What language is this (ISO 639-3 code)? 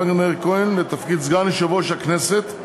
heb